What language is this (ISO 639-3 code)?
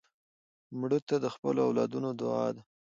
pus